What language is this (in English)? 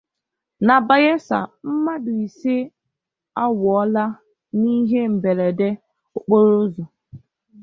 Igbo